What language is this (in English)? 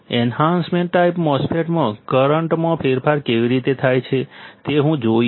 Gujarati